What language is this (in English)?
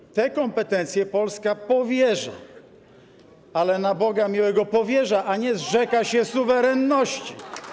Polish